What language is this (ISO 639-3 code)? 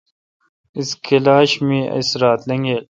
xka